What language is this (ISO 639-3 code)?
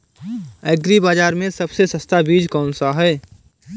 hin